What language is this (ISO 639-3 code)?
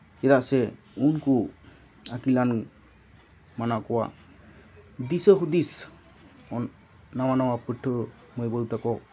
sat